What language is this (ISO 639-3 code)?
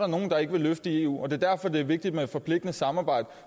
dan